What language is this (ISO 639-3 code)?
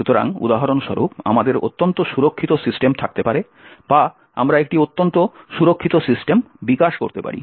ben